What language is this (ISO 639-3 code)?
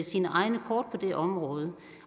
dan